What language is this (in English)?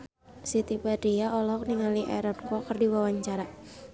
Sundanese